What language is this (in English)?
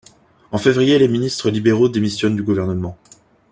French